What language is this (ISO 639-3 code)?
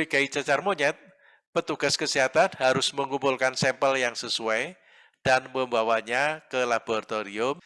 ind